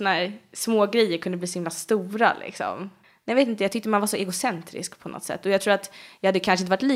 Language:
Swedish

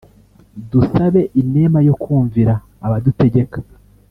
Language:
Kinyarwanda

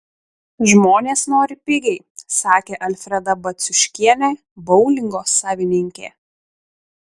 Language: Lithuanian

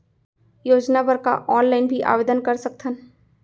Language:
Chhattisgarhi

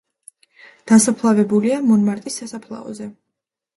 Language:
Georgian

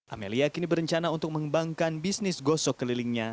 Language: Indonesian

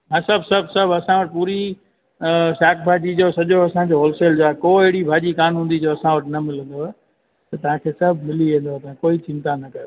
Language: Sindhi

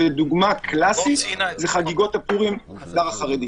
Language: Hebrew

